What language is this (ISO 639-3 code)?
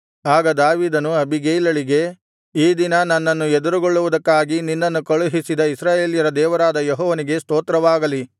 kan